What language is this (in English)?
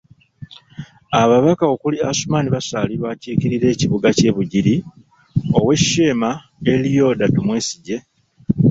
Ganda